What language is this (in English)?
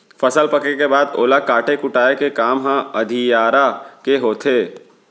Chhattisgarhi